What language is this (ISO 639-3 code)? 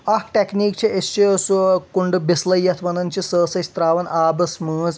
kas